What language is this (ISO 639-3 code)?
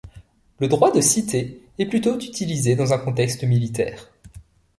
fra